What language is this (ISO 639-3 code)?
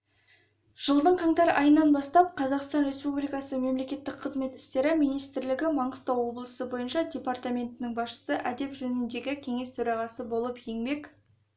kaz